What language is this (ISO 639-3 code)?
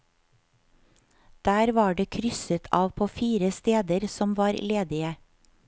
nor